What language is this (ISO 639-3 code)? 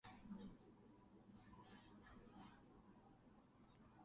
zho